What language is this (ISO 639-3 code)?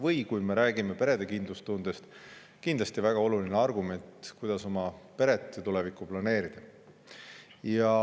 est